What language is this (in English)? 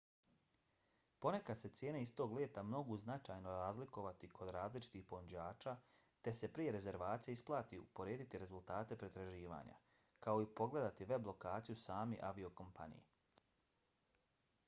Bosnian